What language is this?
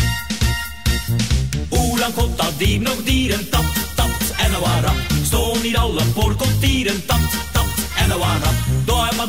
Dutch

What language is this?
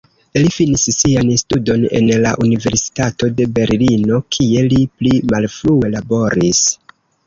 Esperanto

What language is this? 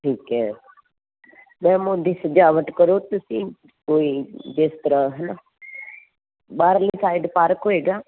Punjabi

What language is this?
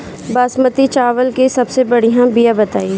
Bhojpuri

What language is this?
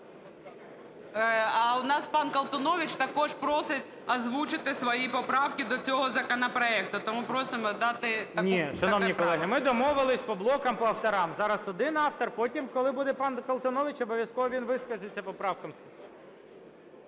Ukrainian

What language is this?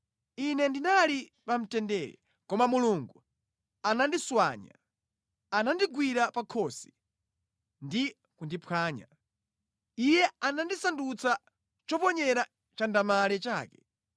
Nyanja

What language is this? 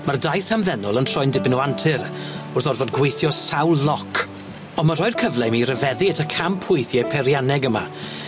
Welsh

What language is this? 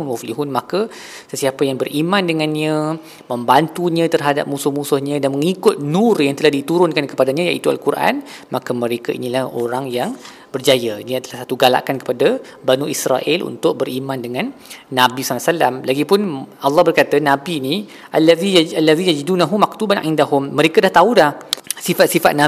Malay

